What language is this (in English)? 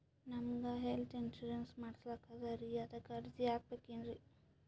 Kannada